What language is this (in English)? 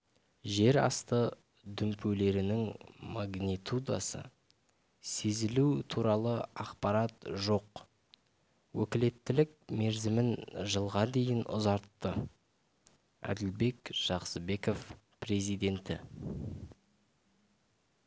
Kazakh